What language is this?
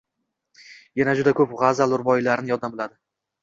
Uzbek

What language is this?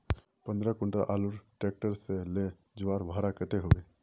Magahi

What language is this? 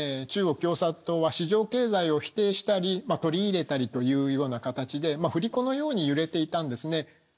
Japanese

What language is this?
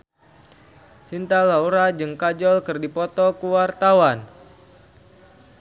Sundanese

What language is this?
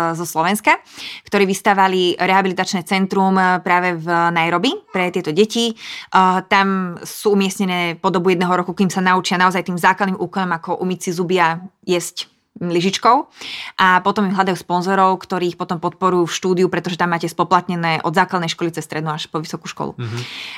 Slovak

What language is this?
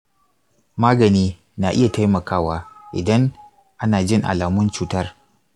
Hausa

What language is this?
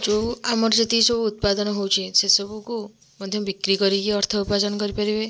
Odia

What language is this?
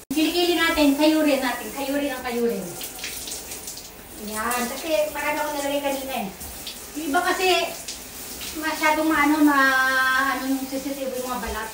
Filipino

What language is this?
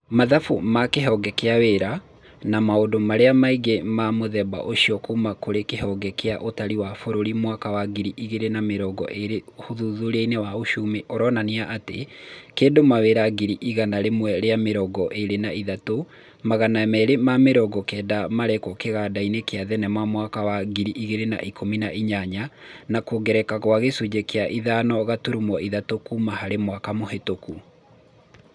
Kikuyu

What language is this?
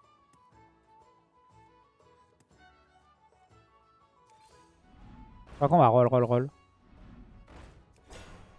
French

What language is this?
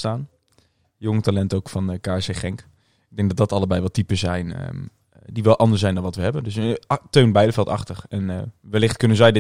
Dutch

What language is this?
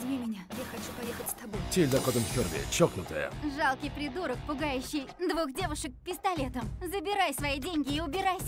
Russian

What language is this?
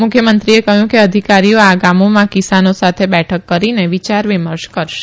Gujarati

